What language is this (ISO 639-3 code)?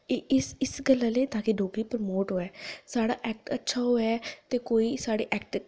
doi